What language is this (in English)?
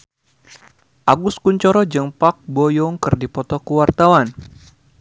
Sundanese